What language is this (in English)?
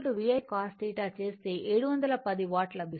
Telugu